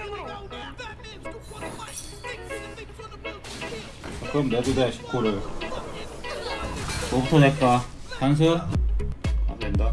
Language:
Korean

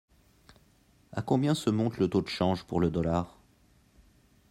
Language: French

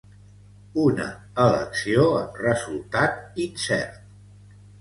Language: Catalan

